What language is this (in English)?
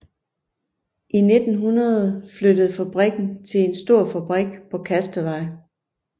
Danish